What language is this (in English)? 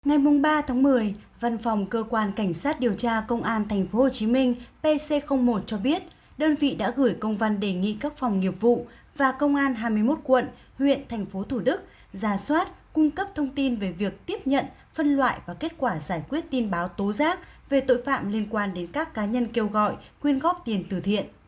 Vietnamese